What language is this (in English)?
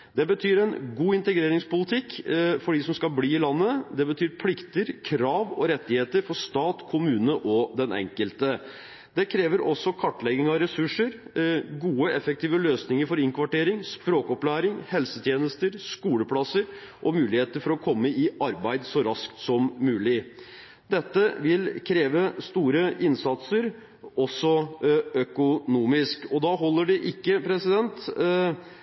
Norwegian Bokmål